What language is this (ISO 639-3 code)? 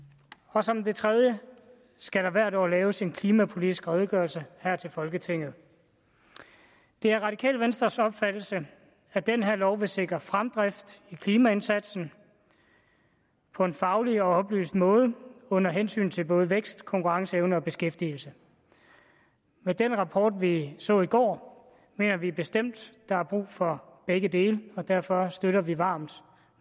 dan